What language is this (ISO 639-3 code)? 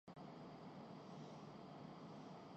urd